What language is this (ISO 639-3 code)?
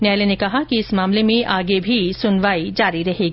hin